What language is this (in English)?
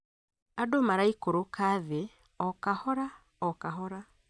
Kikuyu